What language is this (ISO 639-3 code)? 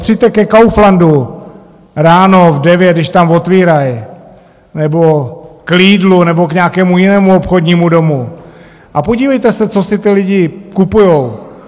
ces